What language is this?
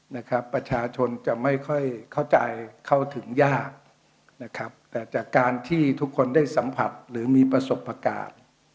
Thai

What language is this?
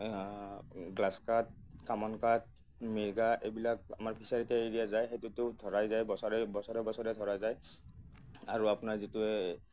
Assamese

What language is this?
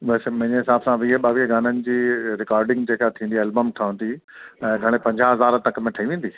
Sindhi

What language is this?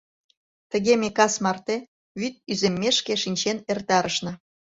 Mari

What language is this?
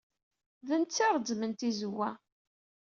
Kabyle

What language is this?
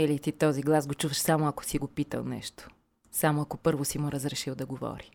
Bulgarian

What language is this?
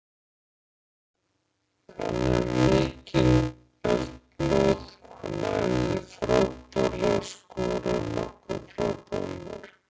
Icelandic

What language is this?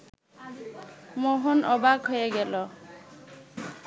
Bangla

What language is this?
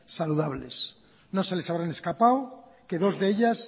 Spanish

